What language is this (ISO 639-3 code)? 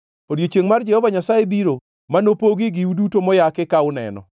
luo